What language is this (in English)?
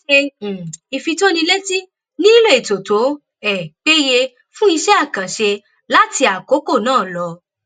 Yoruba